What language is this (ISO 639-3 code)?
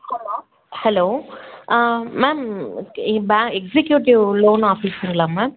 tam